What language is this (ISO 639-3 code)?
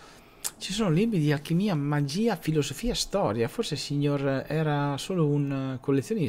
ita